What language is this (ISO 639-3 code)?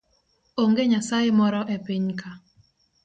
luo